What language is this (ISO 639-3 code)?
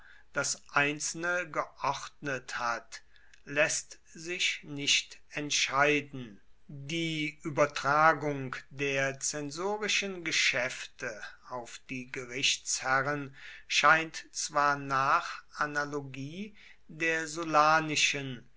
deu